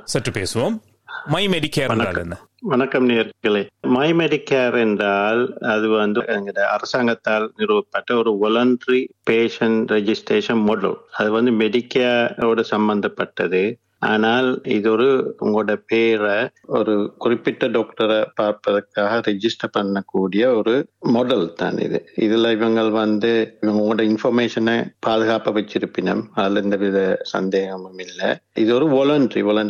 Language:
Tamil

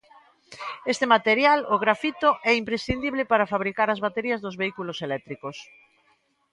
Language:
Galician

